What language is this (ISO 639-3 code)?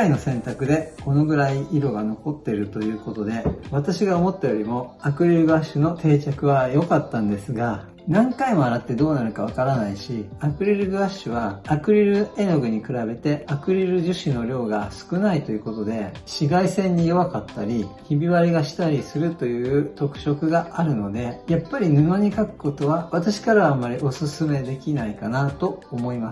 jpn